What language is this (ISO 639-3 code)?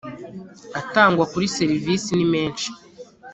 kin